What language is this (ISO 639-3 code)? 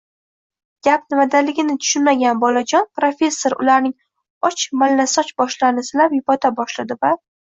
uzb